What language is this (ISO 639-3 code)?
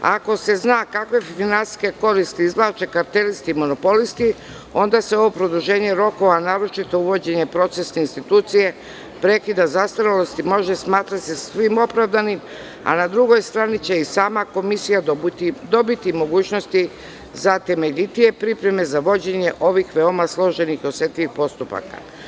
srp